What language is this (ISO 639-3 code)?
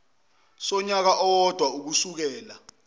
zul